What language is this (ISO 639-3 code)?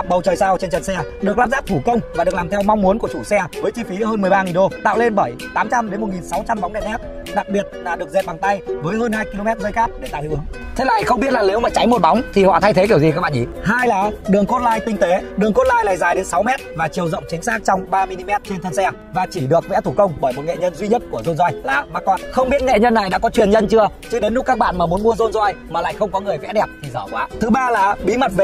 vie